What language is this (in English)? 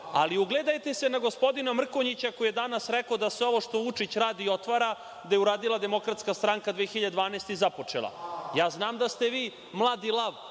Serbian